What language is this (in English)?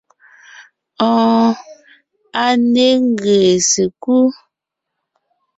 Ngiemboon